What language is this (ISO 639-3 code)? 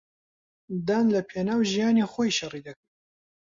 ckb